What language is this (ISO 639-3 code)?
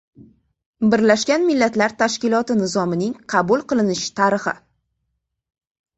uzb